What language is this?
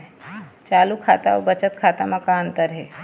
Chhattisgarhi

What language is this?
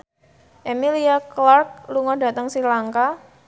Javanese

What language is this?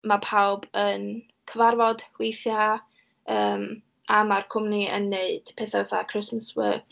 Welsh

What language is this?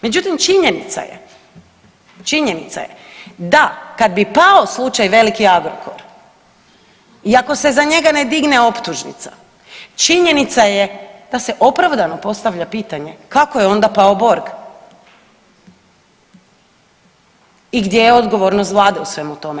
Croatian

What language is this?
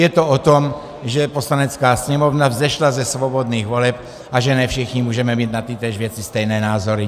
Czech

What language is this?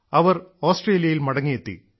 Malayalam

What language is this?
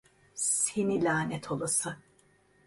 Turkish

